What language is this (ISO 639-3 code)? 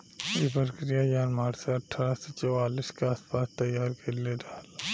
bho